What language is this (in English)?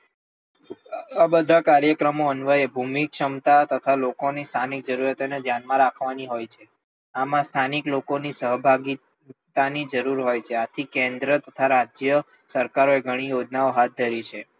Gujarati